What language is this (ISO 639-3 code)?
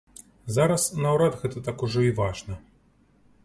bel